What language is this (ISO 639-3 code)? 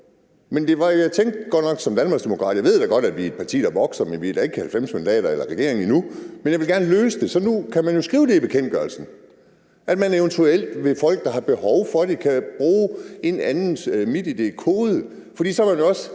dan